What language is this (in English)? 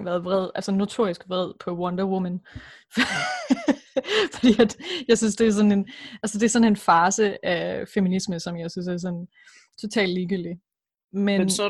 Danish